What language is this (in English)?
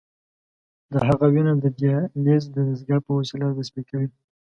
Pashto